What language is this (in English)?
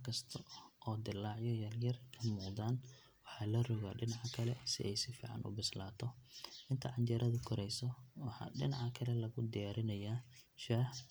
Somali